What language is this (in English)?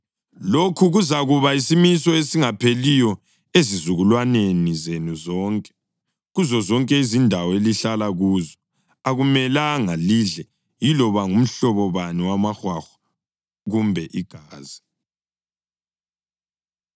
North Ndebele